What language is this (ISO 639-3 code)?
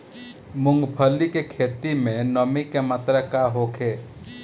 bho